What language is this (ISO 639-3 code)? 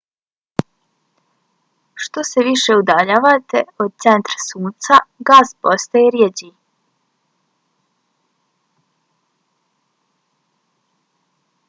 bos